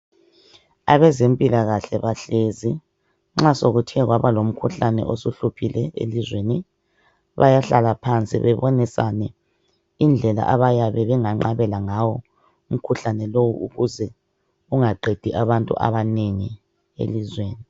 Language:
North Ndebele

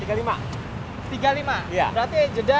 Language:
Indonesian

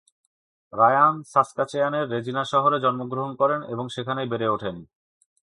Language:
Bangla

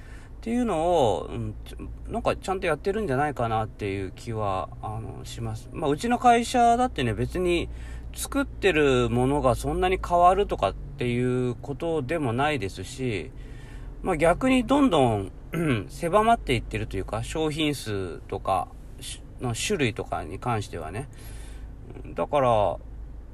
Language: Japanese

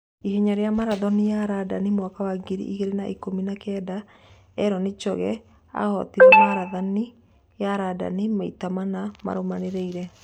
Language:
Kikuyu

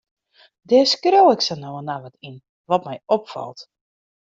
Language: Western Frisian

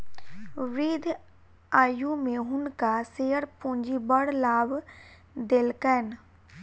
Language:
Maithili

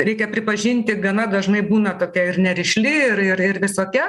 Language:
Lithuanian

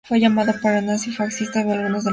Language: Spanish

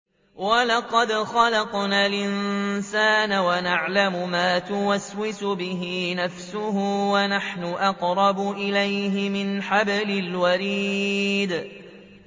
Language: Arabic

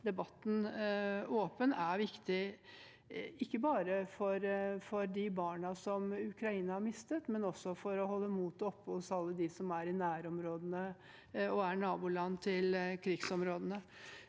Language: Norwegian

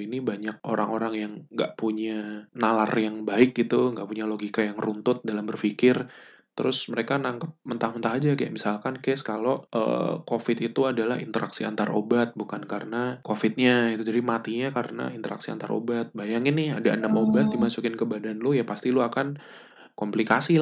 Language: Indonesian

